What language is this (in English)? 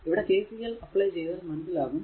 Malayalam